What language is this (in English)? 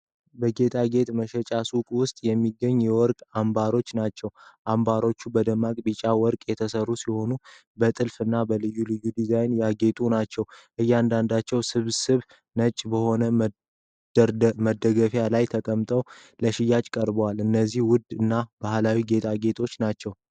Amharic